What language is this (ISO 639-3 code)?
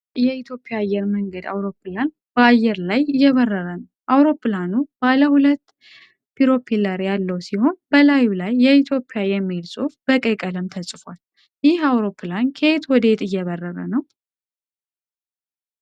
amh